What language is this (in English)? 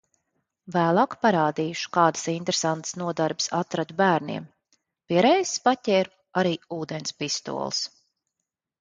Latvian